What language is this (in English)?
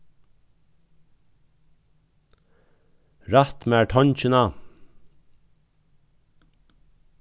Faroese